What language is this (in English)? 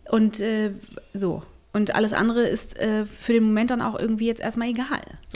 German